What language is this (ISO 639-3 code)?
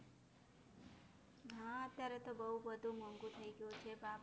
guj